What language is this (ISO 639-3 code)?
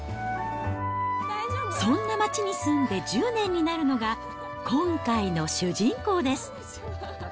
jpn